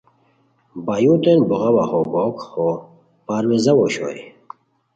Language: Khowar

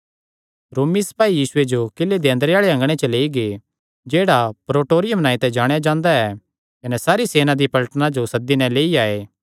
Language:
Kangri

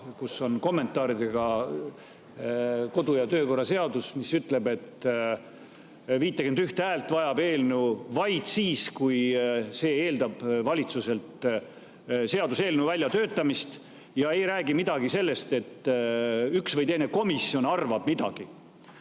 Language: Estonian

